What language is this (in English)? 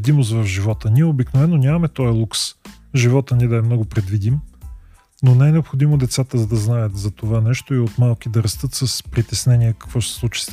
Bulgarian